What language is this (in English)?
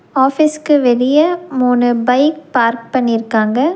Tamil